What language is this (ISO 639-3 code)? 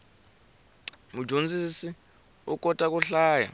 tso